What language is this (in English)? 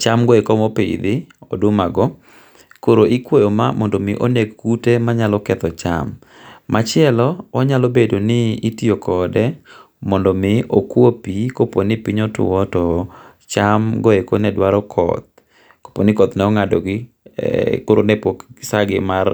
Luo (Kenya and Tanzania)